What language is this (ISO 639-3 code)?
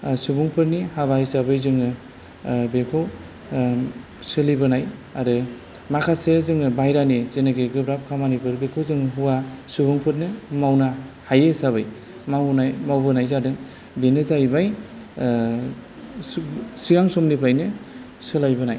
brx